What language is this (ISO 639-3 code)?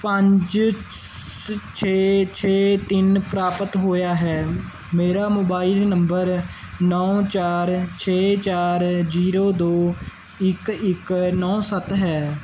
pan